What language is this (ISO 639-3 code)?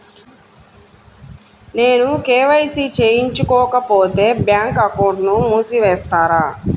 tel